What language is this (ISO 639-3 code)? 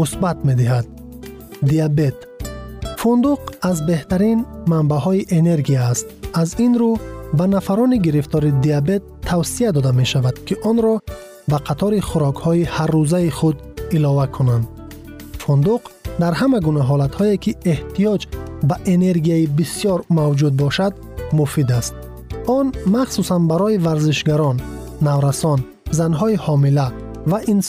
fas